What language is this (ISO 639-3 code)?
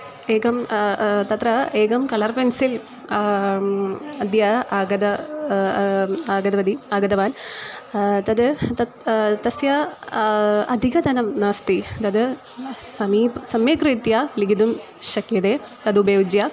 san